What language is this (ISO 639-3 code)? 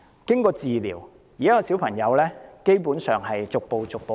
yue